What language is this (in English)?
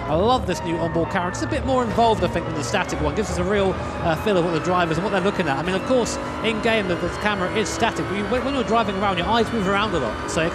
English